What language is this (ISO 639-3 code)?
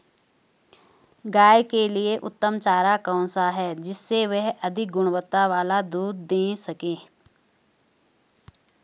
hin